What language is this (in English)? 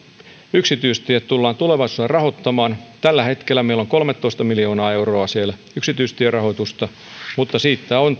Finnish